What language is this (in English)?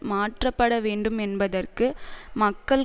Tamil